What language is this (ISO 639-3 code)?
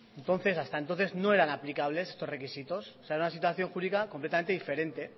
spa